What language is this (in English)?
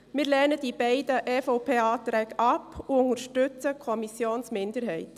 Swiss German